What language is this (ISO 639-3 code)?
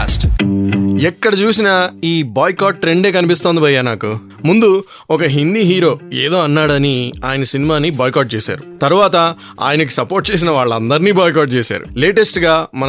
tel